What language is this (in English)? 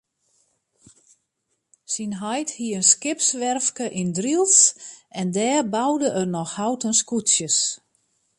Western Frisian